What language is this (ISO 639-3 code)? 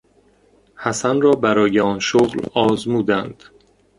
fas